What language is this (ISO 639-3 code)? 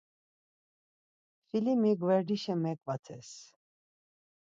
lzz